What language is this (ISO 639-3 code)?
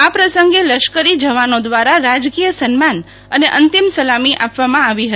guj